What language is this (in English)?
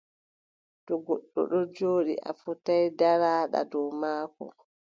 Adamawa Fulfulde